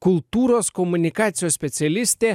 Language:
Lithuanian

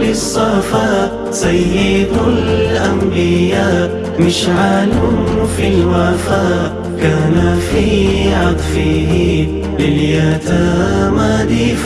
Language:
Arabic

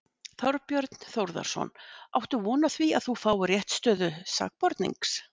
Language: Icelandic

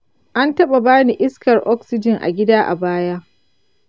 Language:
Hausa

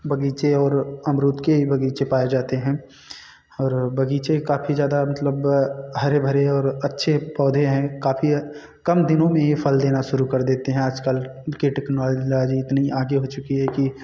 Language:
Hindi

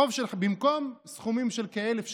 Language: Hebrew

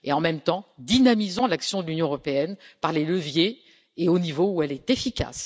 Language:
French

